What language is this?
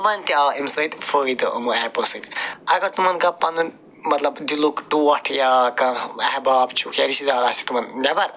Kashmiri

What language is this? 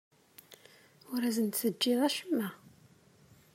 Kabyle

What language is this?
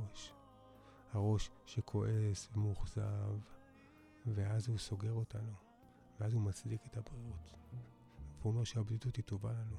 Hebrew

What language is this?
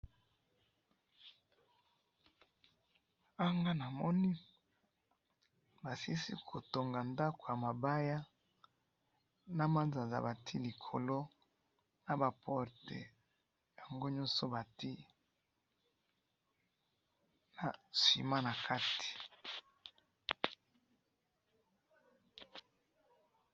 Lingala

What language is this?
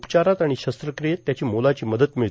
Marathi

